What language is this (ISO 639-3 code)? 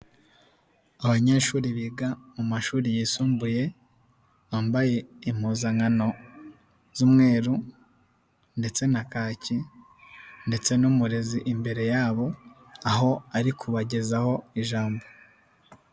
kin